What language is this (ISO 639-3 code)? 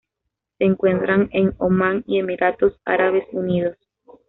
spa